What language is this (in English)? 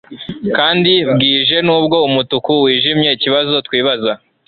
Kinyarwanda